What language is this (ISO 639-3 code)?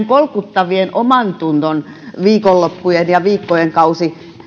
fin